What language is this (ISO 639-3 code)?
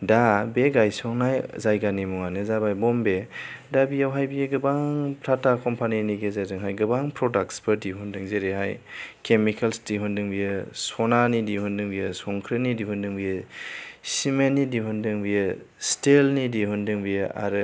brx